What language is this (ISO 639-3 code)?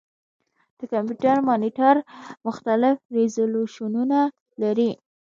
pus